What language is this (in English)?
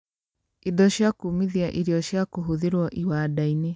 Kikuyu